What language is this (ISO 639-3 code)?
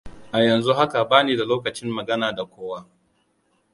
hau